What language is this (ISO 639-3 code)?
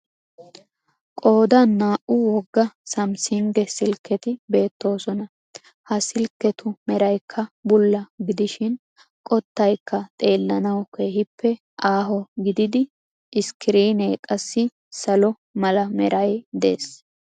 wal